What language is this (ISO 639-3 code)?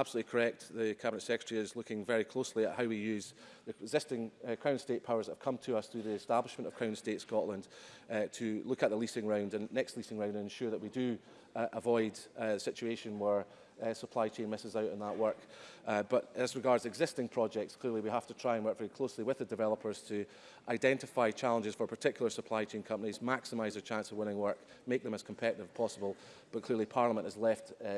eng